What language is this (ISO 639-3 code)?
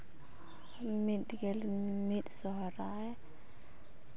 sat